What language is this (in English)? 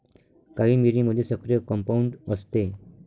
Marathi